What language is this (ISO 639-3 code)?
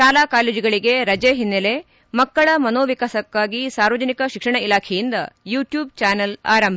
kan